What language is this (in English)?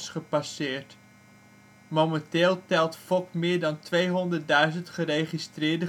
Dutch